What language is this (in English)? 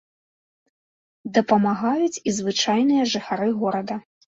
Belarusian